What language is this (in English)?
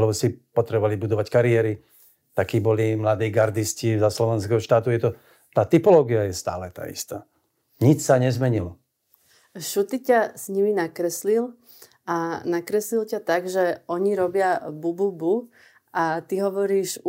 Slovak